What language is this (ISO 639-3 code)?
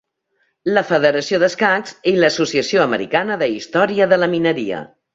cat